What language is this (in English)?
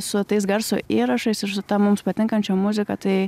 Lithuanian